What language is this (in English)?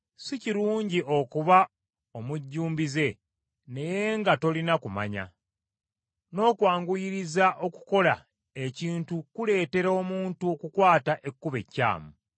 Ganda